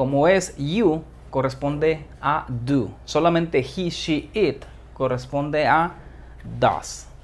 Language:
Spanish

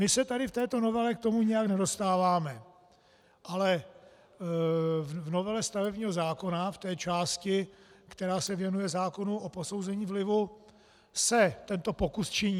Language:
Czech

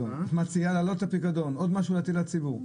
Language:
Hebrew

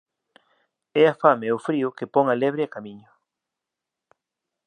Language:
Galician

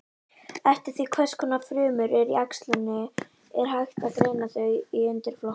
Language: Icelandic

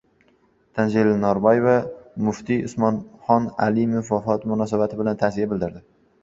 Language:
Uzbek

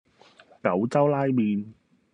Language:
Cantonese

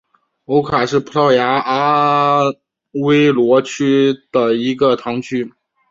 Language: Chinese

